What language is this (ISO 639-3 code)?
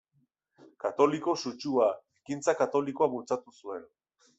eus